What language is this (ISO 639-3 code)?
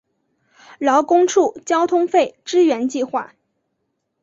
zho